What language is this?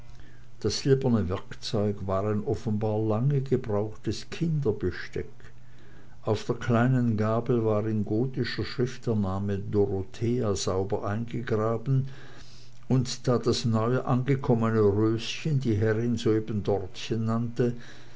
German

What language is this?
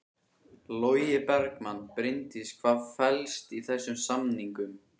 Icelandic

